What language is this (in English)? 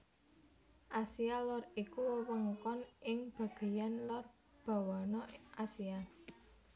Javanese